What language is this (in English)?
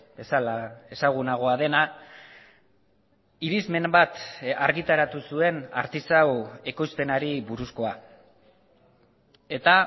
Basque